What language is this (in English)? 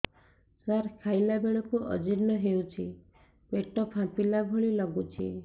Odia